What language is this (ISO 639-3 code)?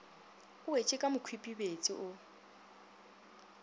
nso